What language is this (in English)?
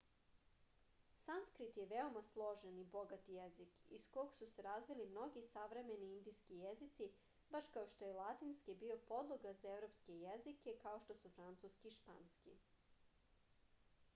Serbian